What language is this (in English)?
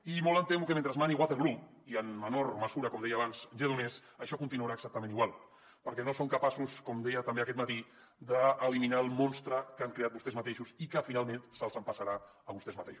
Catalan